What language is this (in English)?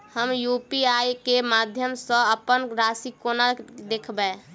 Maithili